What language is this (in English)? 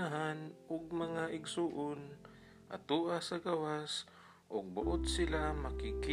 Filipino